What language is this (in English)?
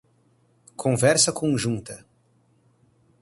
Portuguese